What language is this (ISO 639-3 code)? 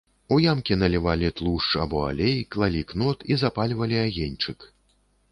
bel